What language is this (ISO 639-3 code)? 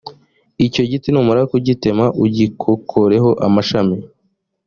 kin